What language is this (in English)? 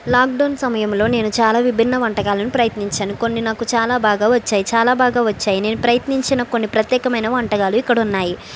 Telugu